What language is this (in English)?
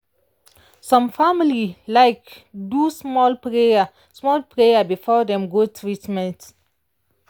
Nigerian Pidgin